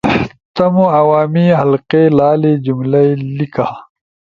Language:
Ushojo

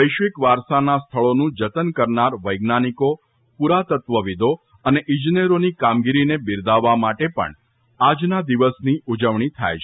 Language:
Gujarati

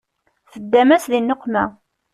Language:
Kabyle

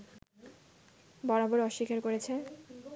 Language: Bangla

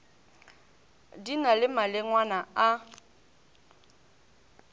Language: Northern Sotho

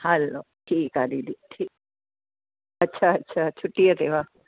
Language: Sindhi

